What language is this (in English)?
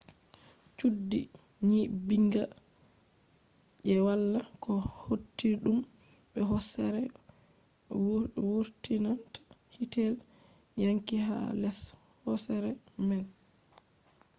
Fula